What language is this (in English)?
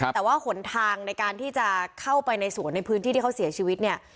Thai